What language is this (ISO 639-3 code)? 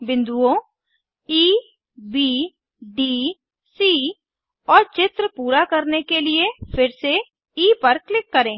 hin